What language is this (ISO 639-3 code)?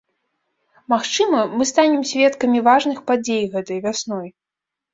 bel